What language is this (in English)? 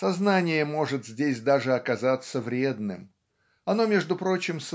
Russian